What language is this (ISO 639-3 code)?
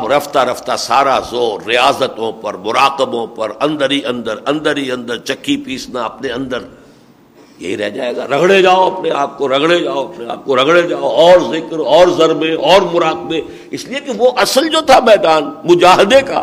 urd